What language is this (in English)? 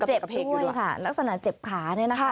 Thai